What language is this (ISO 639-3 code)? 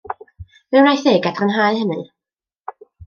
cym